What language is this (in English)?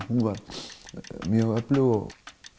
Icelandic